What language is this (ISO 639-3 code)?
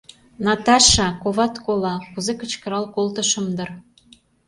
chm